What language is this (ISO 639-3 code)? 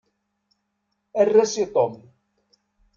kab